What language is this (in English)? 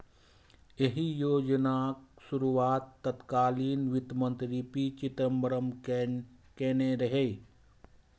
Maithili